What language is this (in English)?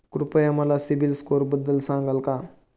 Marathi